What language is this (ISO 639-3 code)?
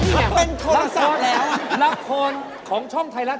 tha